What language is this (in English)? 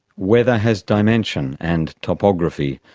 English